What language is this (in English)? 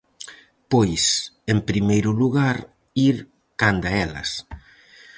Galician